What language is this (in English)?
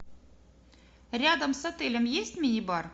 Russian